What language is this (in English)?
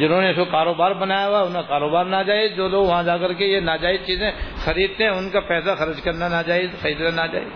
Urdu